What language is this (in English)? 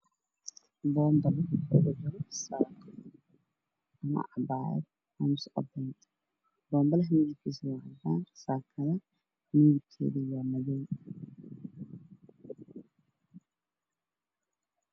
Somali